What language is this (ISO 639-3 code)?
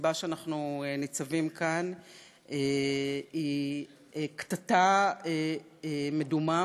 heb